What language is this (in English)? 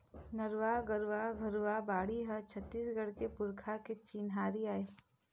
Chhattisgarhi